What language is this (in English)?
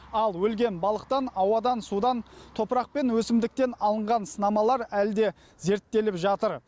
Kazakh